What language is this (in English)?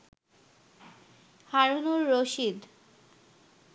Bangla